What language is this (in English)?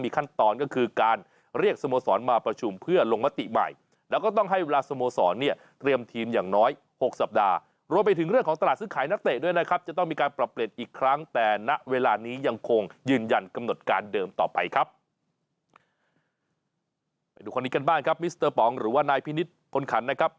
Thai